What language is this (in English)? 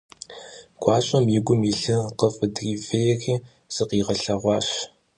Kabardian